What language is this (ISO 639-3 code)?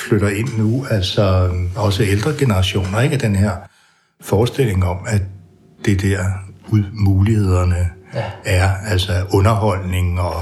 dan